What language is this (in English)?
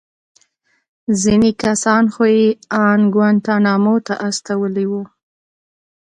Pashto